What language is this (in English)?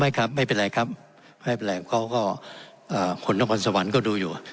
Thai